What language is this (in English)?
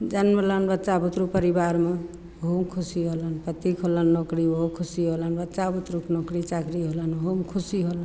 Maithili